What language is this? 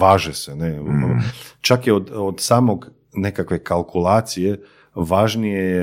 Croatian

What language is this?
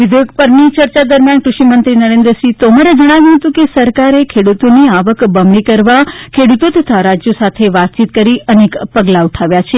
Gujarati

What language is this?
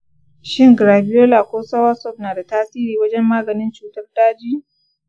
Hausa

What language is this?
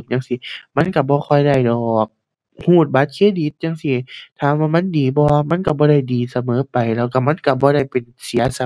Thai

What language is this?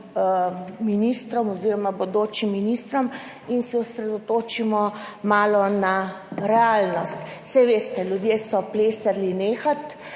Slovenian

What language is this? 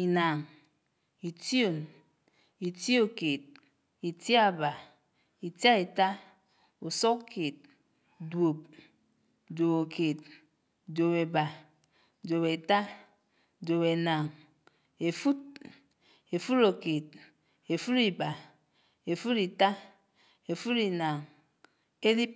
Anaang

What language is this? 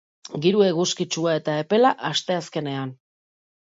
Basque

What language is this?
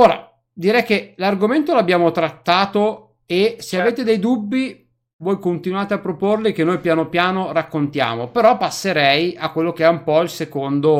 Italian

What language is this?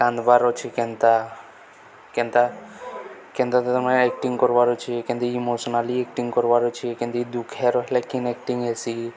Odia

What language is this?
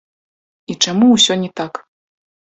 Belarusian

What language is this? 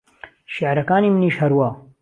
Central Kurdish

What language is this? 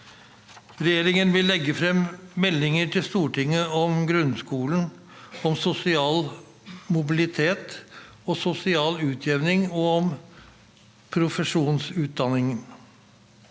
Norwegian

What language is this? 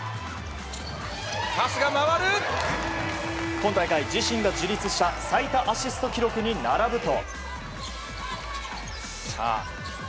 Japanese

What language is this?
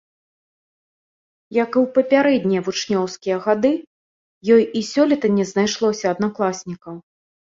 Belarusian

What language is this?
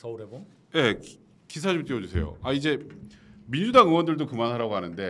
Korean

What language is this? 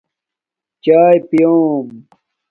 Domaaki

